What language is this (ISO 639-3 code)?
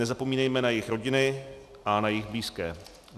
ces